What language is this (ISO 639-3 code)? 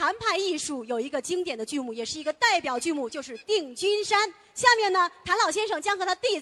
zho